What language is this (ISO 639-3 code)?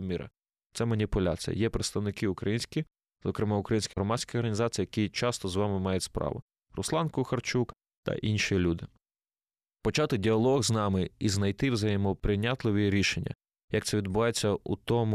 ukr